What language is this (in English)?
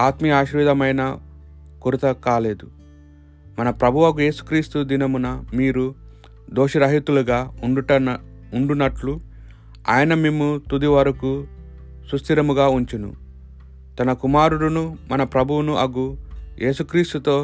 Telugu